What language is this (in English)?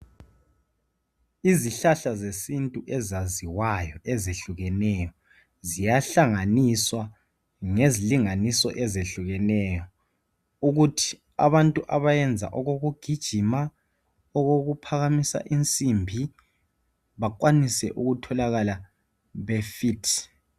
North Ndebele